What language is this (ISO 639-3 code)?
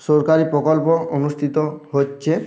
ben